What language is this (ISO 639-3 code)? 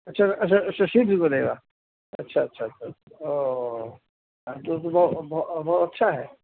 urd